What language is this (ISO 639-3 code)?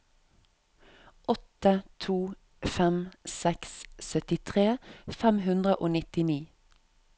nor